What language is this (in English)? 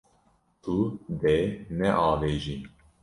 Kurdish